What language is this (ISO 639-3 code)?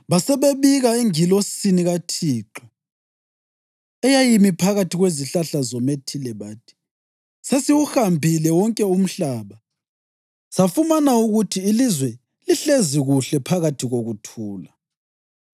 nde